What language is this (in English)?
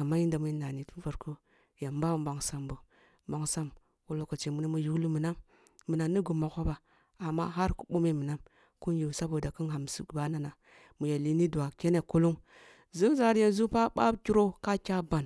Kulung (Nigeria)